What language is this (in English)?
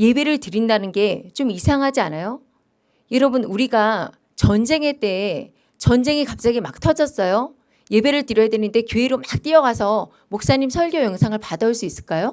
Korean